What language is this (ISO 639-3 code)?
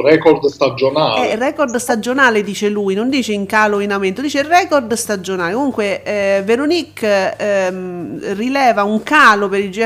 ita